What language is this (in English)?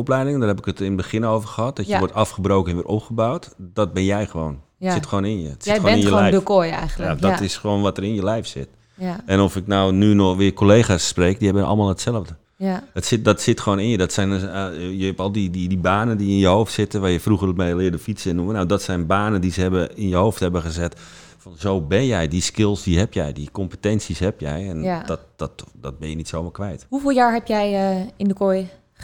Dutch